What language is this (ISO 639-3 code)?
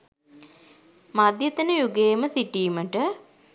sin